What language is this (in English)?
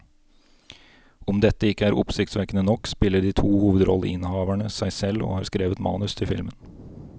Norwegian